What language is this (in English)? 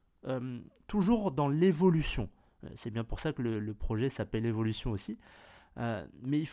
French